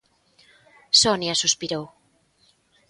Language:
Galician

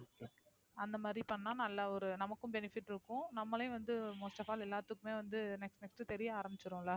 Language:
Tamil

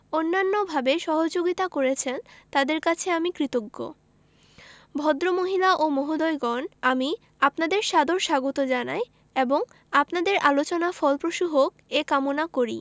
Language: Bangla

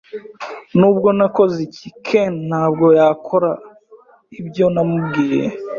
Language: Kinyarwanda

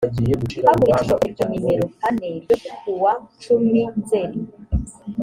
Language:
Kinyarwanda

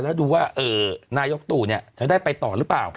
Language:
Thai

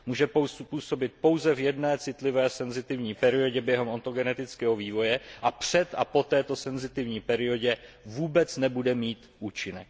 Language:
Czech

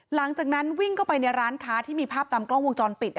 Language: Thai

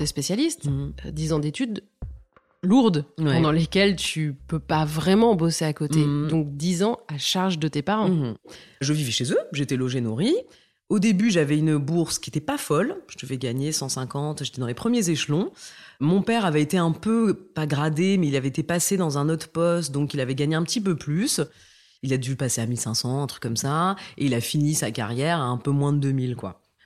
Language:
French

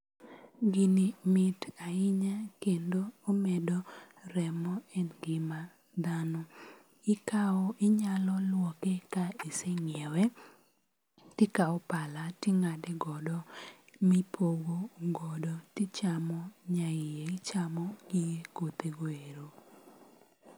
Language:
Luo (Kenya and Tanzania)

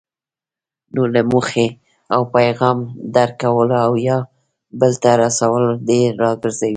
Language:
Pashto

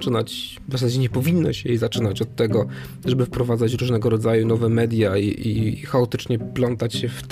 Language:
Polish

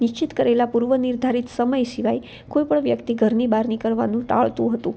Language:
Gujarati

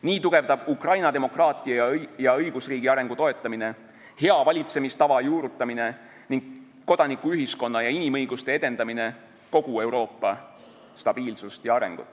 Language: Estonian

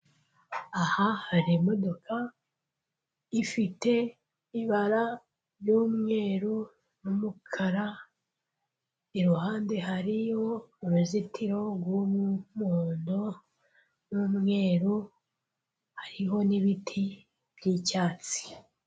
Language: Kinyarwanda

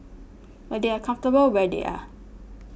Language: English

